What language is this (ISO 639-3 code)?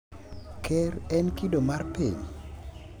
luo